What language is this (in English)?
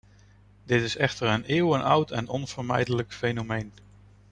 Dutch